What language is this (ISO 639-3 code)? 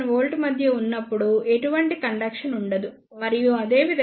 tel